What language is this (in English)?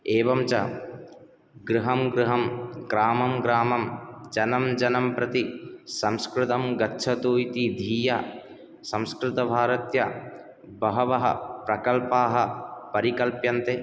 Sanskrit